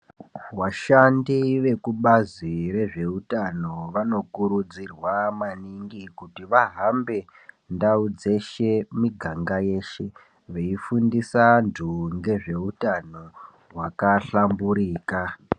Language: Ndau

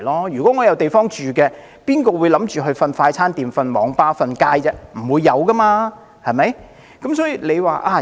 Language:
Cantonese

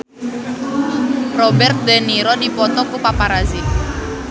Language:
Sundanese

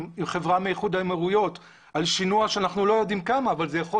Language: Hebrew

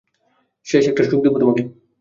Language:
Bangla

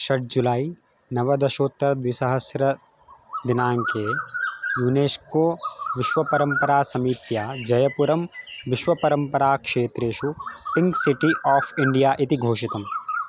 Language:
Sanskrit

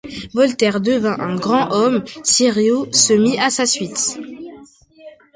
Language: French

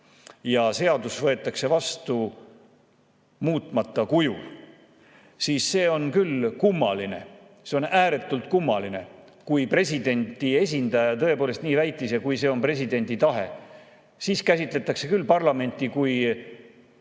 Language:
Estonian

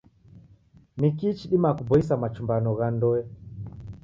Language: Taita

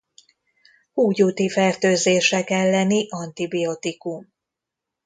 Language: Hungarian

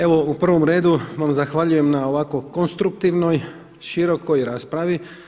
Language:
Croatian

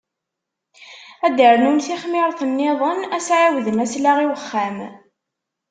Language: Kabyle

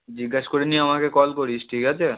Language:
Bangla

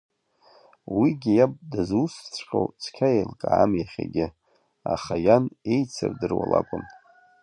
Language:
Abkhazian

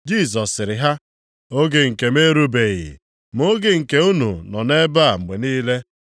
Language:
Igbo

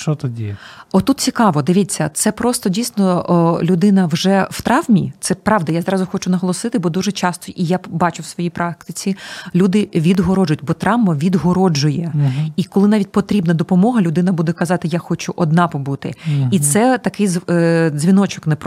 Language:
Ukrainian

